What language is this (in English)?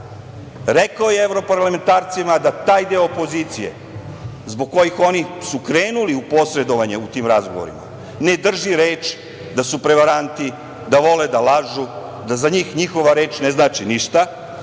Serbian